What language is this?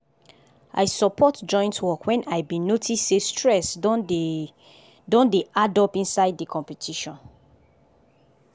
Nigerian Pidgin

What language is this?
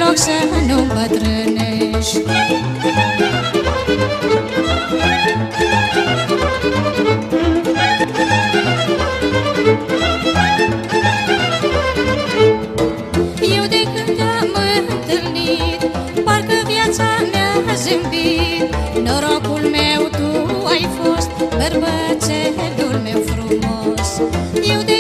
Romanian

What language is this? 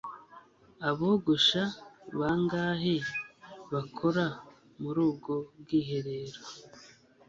Kinyarwanda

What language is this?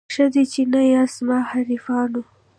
Pashto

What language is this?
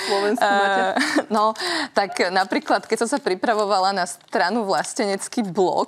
Slovak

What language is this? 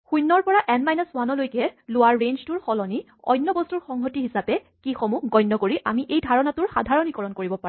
Assamese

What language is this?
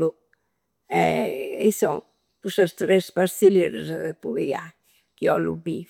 Campidanese Sardinian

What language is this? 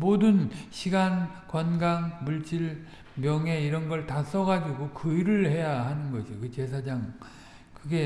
Korean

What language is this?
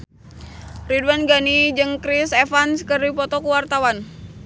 Sundanese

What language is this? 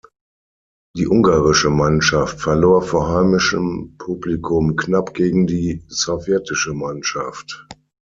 German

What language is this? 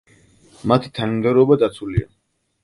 Georgian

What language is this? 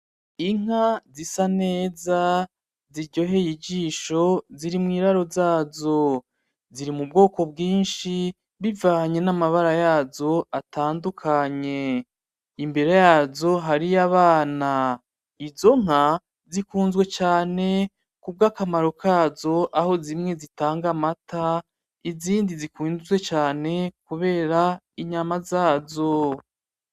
Rundi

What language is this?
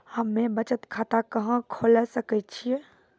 Maithili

